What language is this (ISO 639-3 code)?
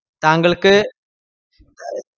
mal